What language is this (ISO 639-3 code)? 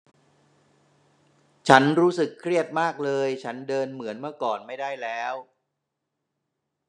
tha